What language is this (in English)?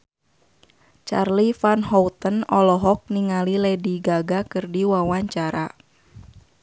Sundanese